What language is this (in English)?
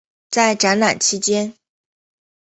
Chinese